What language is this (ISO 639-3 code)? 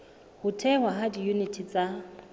sot